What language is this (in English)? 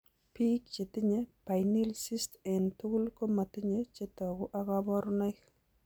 Kalenjin